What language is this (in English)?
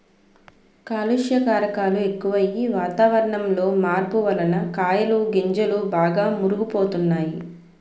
Telugu